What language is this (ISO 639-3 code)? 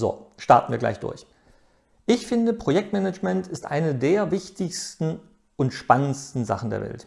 deu